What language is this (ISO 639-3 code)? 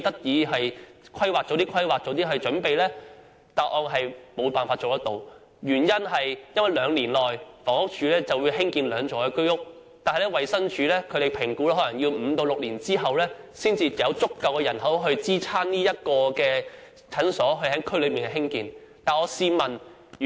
yue